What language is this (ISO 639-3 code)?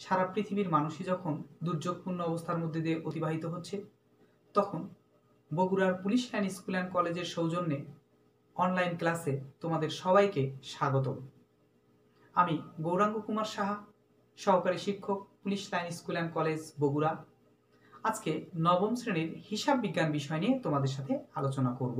hin